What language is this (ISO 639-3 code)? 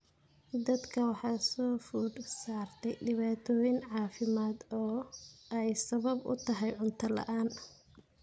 som